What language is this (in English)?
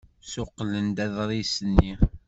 Kabyle